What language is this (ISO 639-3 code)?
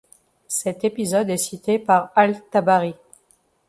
fra